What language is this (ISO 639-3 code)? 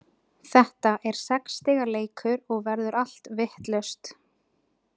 isl